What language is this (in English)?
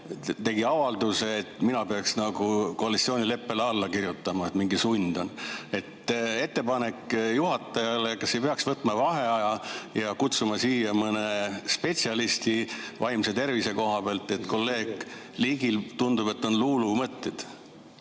Estonian